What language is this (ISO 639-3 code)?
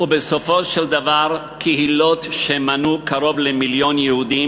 heb